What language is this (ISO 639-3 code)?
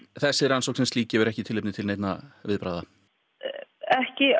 isl